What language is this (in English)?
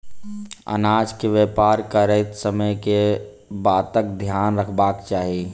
Maithili